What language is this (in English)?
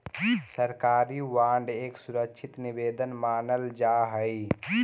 Magahi